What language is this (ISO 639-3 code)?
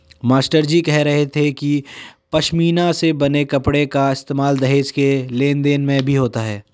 hin